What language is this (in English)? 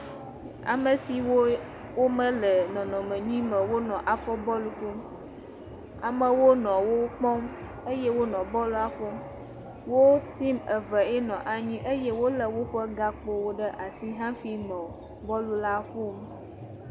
Ewe